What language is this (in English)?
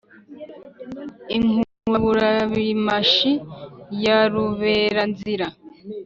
Kinyarwanda